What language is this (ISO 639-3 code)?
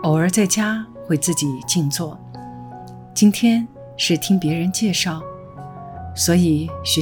zho